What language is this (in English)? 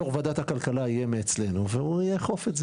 Hebrew